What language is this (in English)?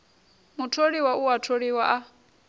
Venda